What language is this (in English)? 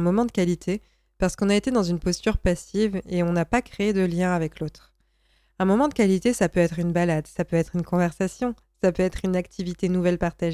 French